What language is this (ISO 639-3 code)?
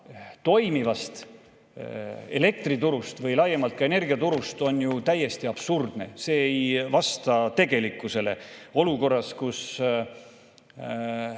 est